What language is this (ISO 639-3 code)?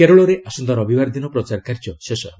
ori